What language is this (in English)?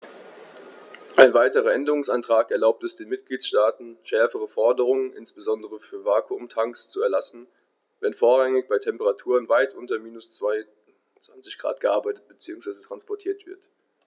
German